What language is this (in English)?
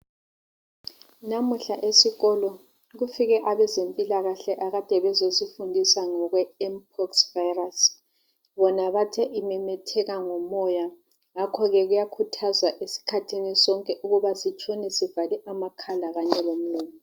North Ndebele